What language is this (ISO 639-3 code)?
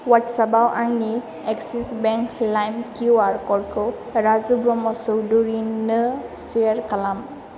brx